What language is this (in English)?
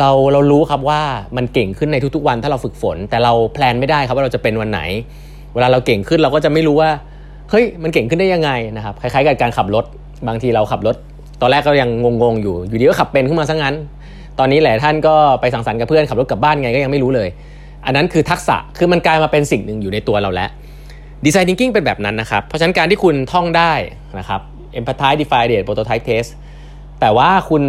Thai